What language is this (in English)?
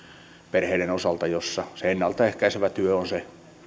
Finnish